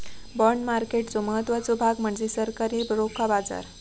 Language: Marathi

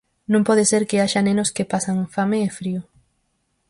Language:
Galician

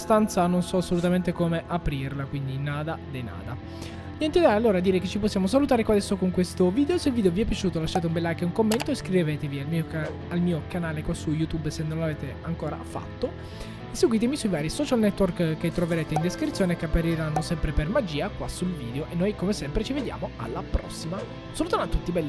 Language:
Italian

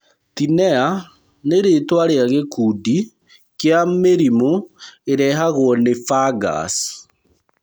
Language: Kikuyu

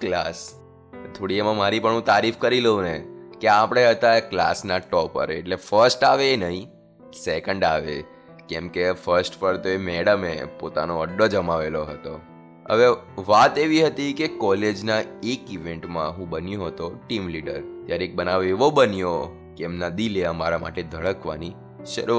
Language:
Gujarati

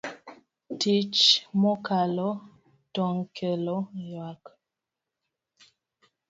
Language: Luo (Kenya and Tanzania)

